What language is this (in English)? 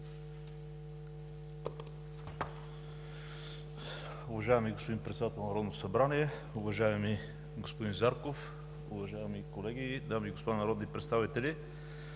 Bulgarian